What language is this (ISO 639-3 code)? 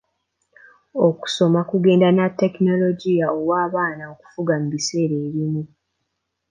lug